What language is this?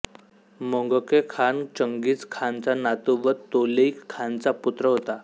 Marathi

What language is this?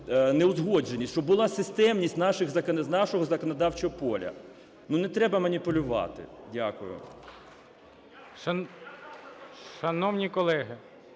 Ukrainian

